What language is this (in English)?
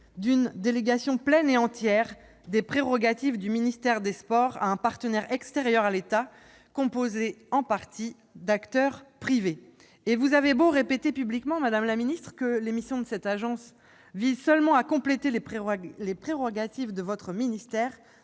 French